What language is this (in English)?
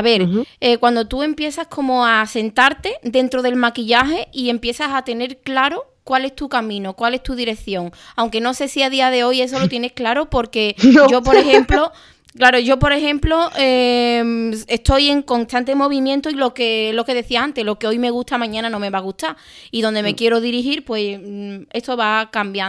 Spanish